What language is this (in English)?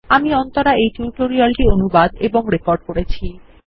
Bangla